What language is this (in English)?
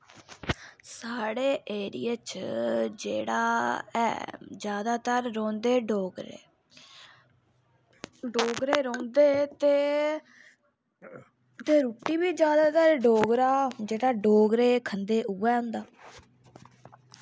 Dogri